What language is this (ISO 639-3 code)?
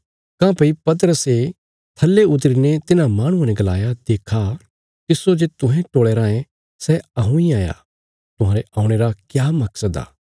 kfs